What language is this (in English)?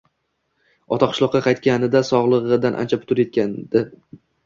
Uzbek